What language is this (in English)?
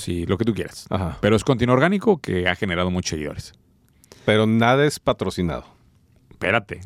Spanish